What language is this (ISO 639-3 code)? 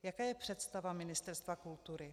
ces